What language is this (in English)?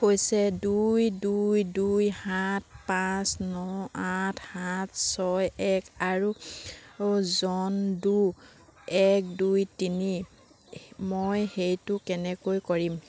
Assamese